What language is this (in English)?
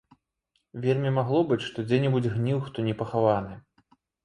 Belarusian